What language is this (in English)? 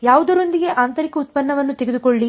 Kannada